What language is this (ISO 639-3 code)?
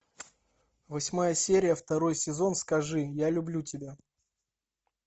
rus